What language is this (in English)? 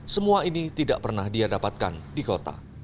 Indonesian